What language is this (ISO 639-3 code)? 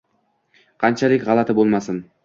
uzb